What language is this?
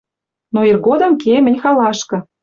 Western Mari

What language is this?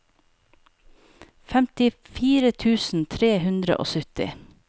Norwegian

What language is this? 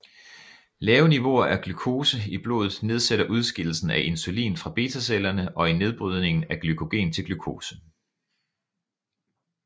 Danish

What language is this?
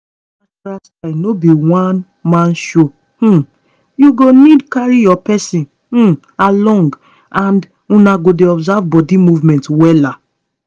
Nigerian Pidgin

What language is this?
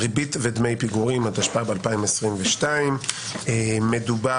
Hebrew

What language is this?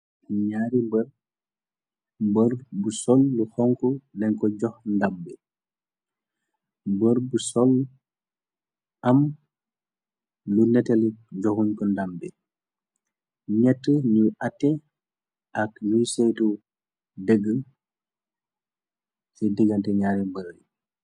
Wolof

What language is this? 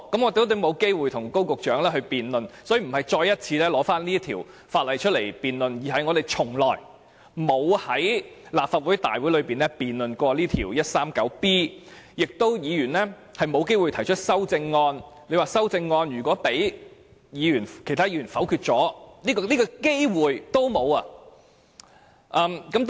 Cantonese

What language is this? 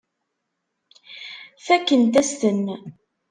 Kabyle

